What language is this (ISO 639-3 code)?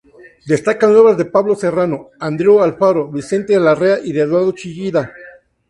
spa